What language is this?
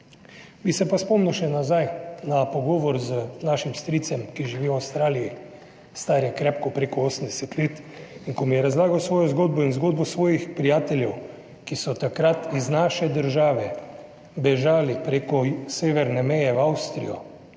Slovenian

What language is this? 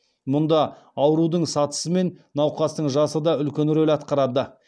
Kazakh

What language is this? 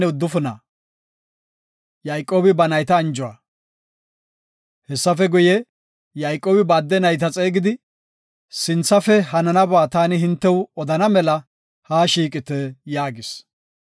Gofa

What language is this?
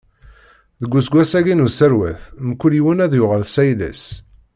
Kabyle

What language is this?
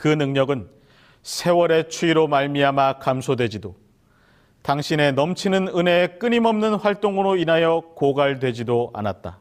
Korean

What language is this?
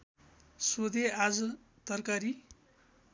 Nepali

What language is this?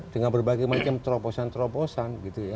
Indonesian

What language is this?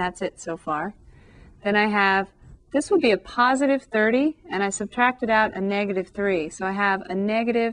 English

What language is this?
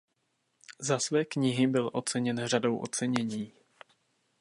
Czech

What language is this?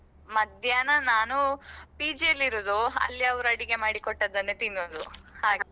Kannada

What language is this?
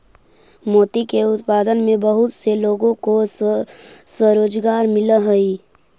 Magahi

